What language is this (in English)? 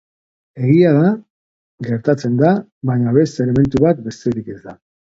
Basque